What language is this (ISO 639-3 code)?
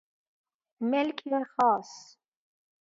fas